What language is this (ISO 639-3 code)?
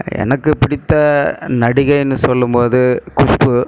tam